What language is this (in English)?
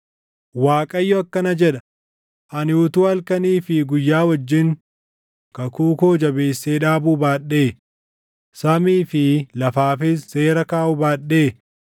Oromo